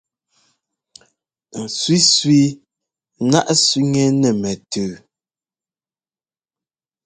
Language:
Ngomba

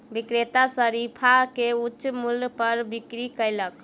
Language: Maithili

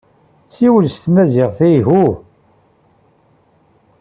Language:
Kabyle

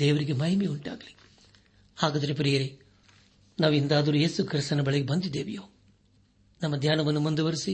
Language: Kannada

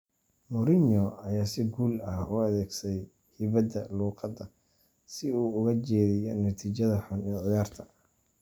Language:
Somali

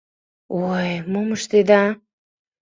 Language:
Mari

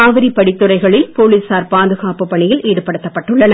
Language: Tamil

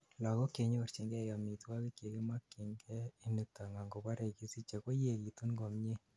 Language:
Kalenjin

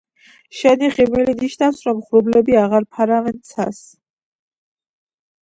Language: Georgian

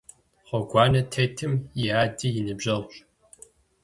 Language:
Kabardian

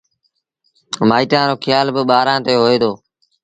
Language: Sindhi Bhil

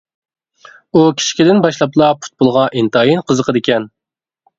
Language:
Uyghur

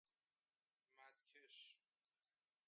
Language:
Persian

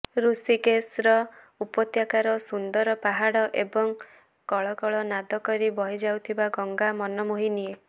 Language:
Odia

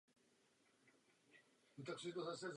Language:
Czech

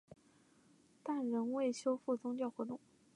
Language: Chinese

